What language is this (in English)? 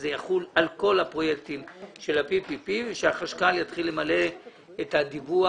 Hebrew